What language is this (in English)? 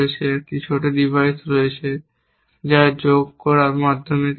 Bangla